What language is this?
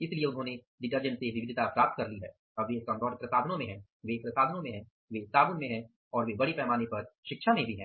Hindi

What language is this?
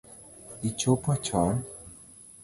Luo (Kenya and Tanzania)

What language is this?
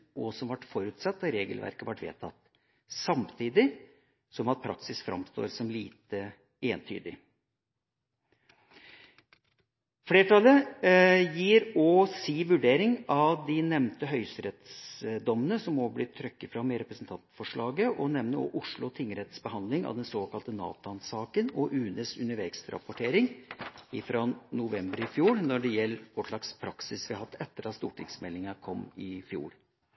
Norwegian Bokmål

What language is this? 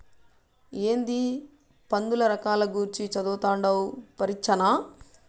Telugu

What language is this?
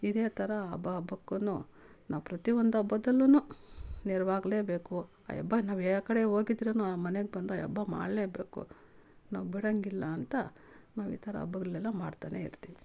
Kannada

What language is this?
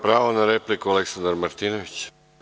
Serbian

